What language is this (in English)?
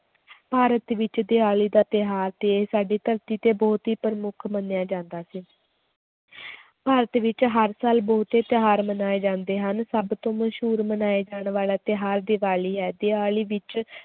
Punjabi